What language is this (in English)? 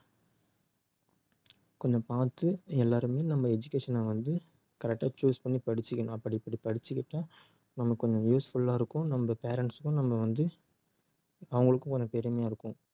Tamil